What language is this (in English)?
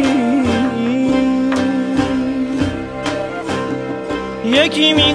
Persian